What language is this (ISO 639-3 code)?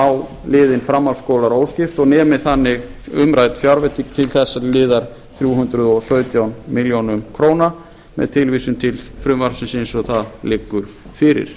isl